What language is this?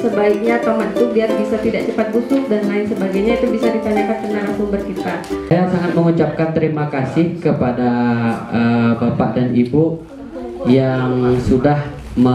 Indonesian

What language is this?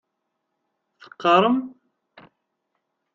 Kabyle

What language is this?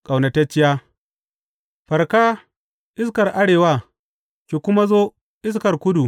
Hausa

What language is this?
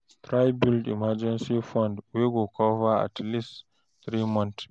Nigerian Pidgin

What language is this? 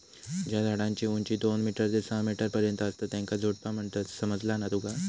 Marathi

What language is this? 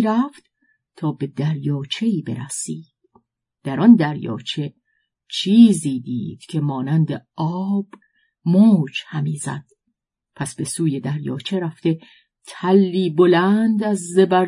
Persian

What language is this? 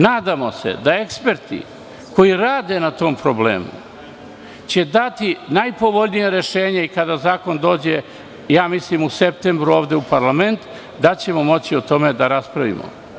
Serbian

